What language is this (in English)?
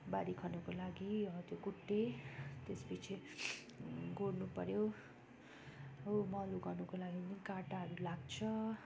Nepali